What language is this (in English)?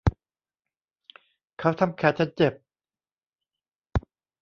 Thai